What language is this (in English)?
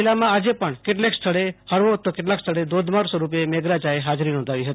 Gujarati